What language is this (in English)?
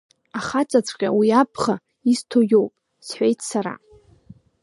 Abkhazian